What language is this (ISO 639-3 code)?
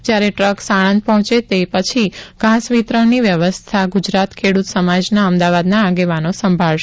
guj